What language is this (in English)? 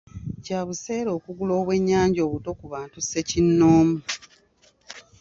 Ganda